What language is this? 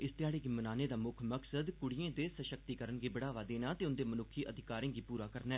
Dogri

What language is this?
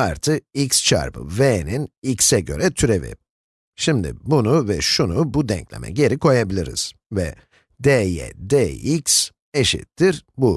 Turkish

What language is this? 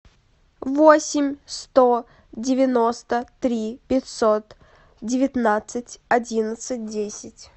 Russian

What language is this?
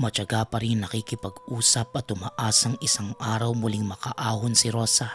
Filipino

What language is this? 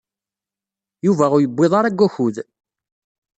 Kabyle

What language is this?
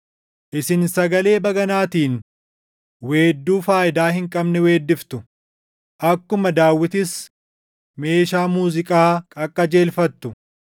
Oromo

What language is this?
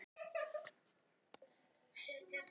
Icelandic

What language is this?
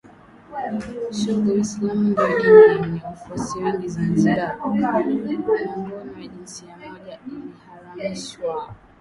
Swahili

